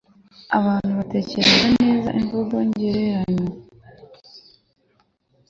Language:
Kinyarwanda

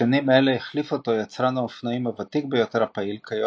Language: Hebrew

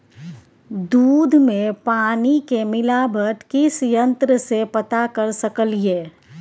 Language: Maithili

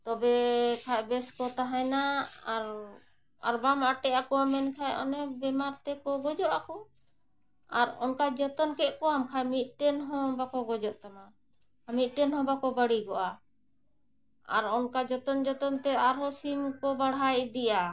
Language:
Santali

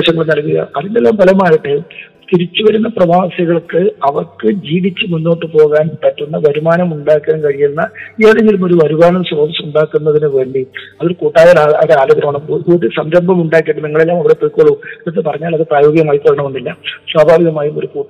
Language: Malayalam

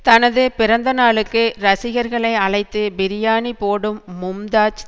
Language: Tamil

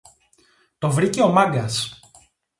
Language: Greek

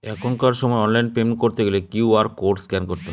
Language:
Bangla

